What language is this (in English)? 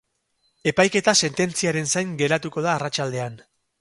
Basque